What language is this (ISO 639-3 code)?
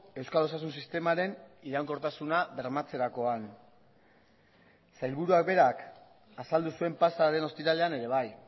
eus